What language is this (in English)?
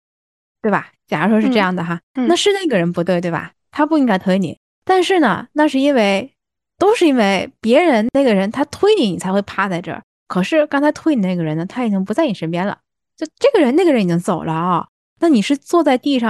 Chinese